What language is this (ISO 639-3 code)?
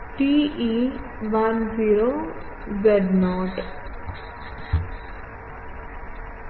mal